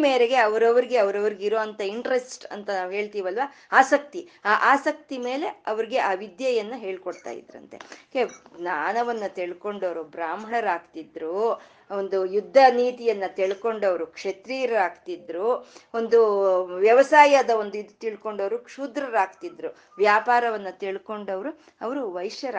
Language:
Kannada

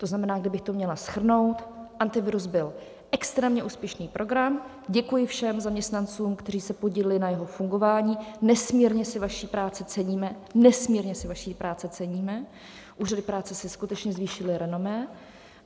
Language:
Czech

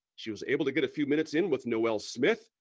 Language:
English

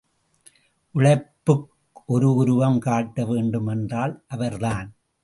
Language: Tamil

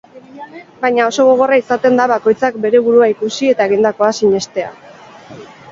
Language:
Basque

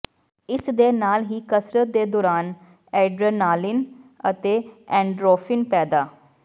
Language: Punjabi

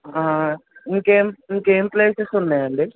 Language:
Telugu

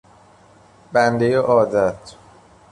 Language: Persian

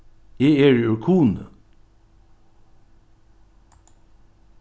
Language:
Faroese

